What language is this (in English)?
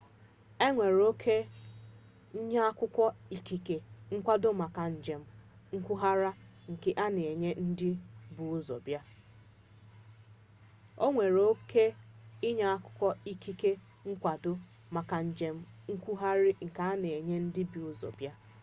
Igbo